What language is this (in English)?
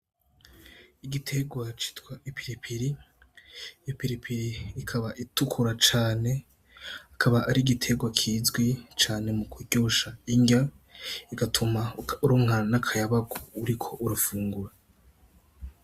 Rundi